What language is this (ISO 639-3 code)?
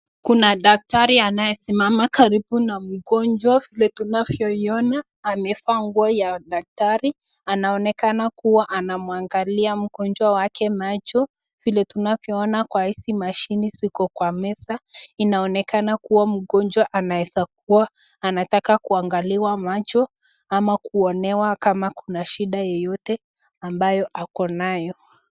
swa